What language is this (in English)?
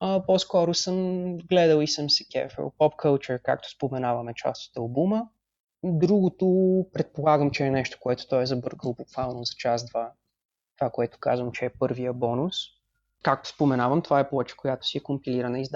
Bulgarian